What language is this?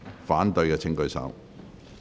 Cantonese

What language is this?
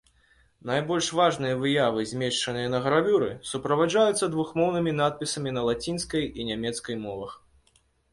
Belarusian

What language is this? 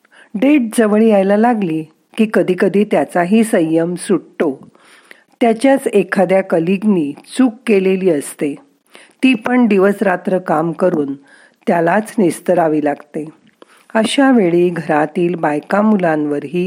Marathi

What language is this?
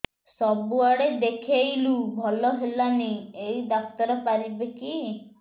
Odia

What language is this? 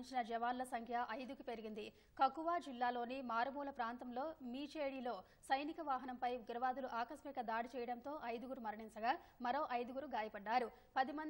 Telugu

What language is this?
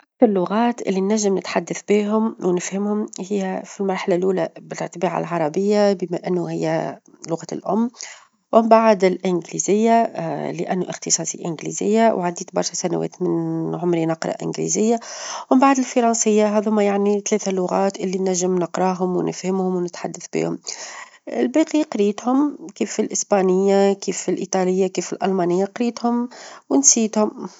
Tunisian Arabic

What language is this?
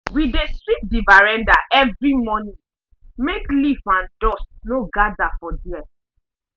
Nigerian Pidgin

